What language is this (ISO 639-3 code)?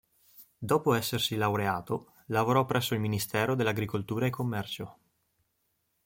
ita